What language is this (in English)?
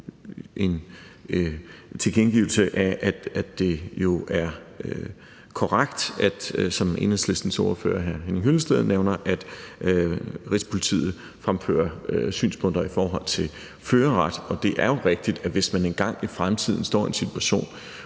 Danish